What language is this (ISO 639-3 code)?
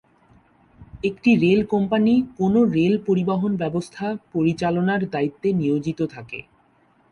ben